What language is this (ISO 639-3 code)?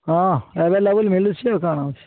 ori